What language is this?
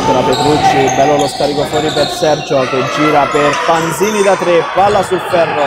Italian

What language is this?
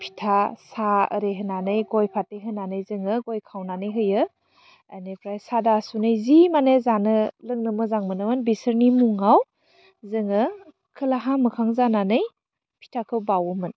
Bodo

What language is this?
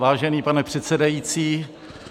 Czech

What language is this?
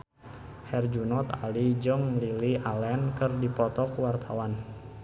Sundanese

